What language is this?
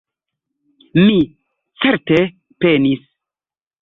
Esperanto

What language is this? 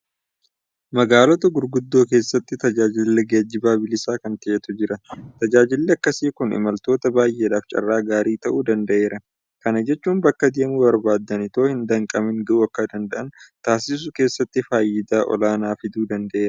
Oromo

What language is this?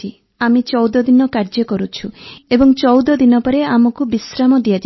Odia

